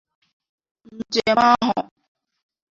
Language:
Igbo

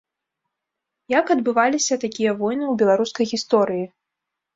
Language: Belarusian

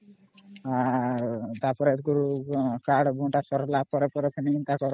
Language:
Odia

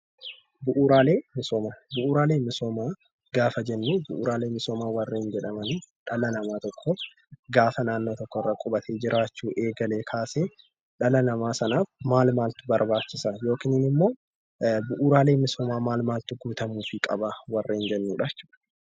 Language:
Oromo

